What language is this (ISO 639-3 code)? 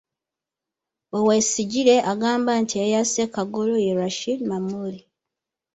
lug